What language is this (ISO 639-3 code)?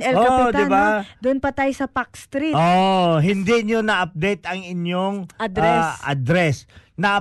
fil